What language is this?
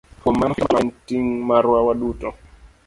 Luo (Kenya and Tanzania)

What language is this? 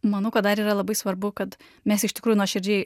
Lithuanian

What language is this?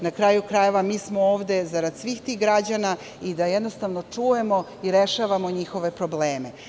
Serbian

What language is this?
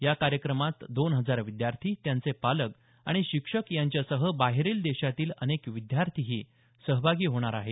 Marathi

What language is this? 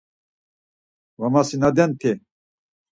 Laz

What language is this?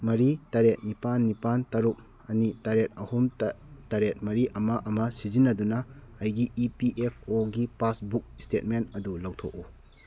Manipuri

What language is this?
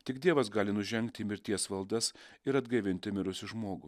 Lithuanian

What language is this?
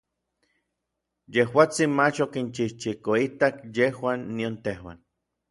Orizaba Nahuatl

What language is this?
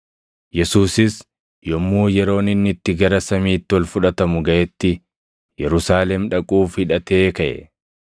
Oromo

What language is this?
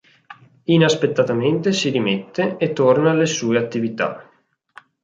Italian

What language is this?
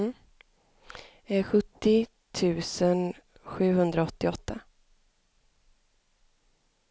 Swedish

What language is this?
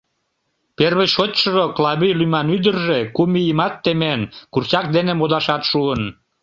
Mari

